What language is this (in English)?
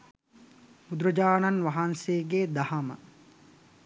Sinhala